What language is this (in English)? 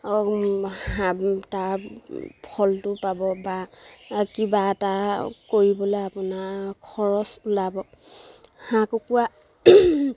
Assamese